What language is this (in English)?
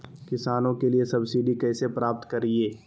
Magahi